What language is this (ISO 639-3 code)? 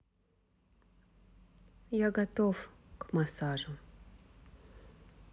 rus